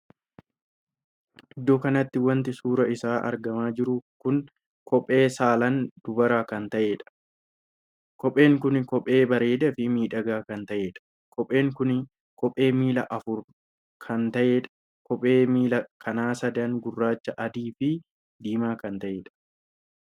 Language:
Oromo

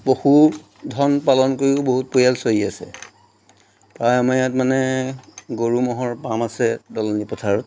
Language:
Assamese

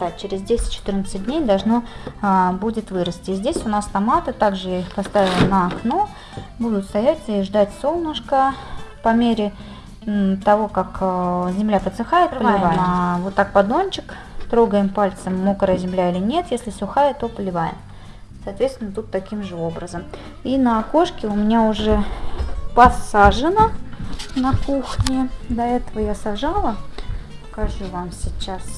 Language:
Russian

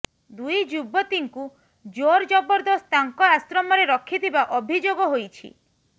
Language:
Odia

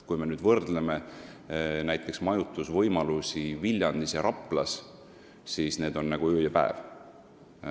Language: Estonian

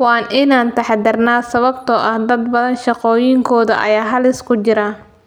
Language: Somali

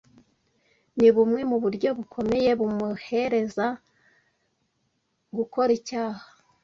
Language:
Kinyarwanda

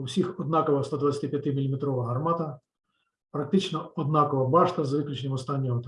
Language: Ukrainian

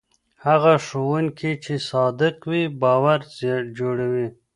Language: Pashto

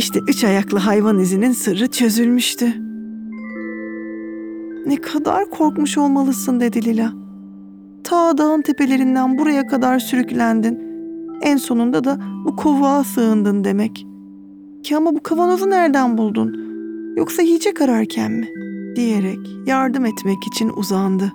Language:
Turkish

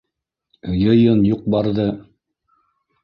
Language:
Bashkir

